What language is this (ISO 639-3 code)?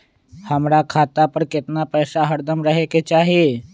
mag